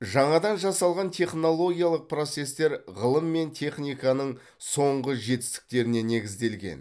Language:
Kazakh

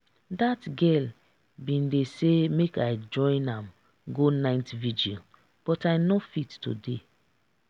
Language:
Nigerian Pidgin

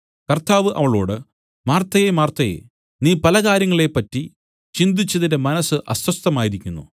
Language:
Malayalam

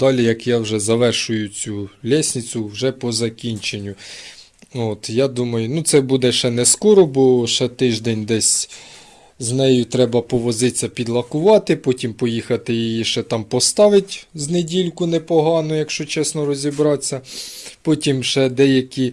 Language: Ukrainian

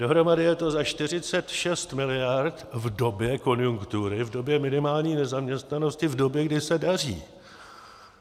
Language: Czech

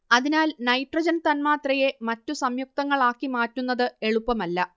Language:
Malayalam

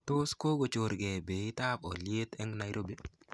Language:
Kalenjin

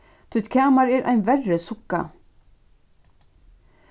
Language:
Faroese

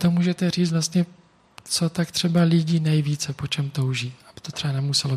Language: Czech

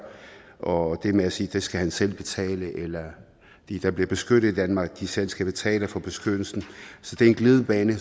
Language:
Danish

